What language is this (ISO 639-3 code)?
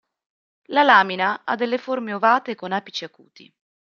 ita